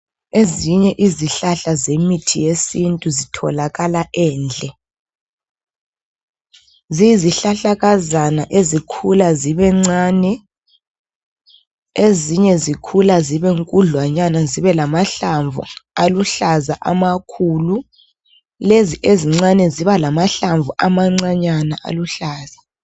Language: North Ndebele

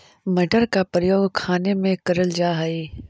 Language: Magahi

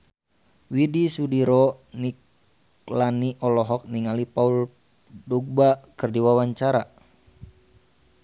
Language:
Sundanese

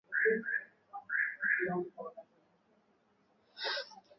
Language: Swahili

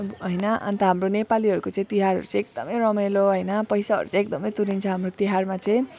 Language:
Nepali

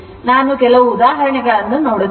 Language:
Kannada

